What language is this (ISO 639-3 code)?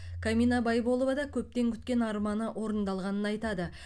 kaz